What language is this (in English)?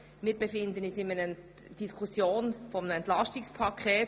Swiss German